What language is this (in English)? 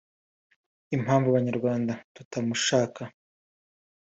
Kinyarwanda